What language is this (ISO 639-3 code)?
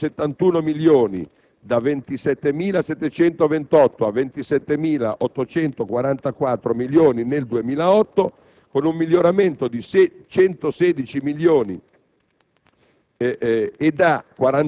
ita